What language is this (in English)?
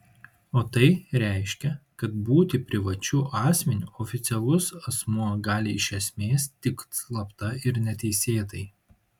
Lithuanian